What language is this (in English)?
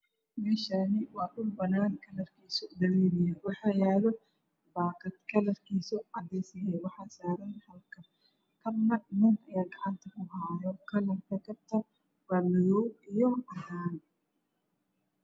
Somali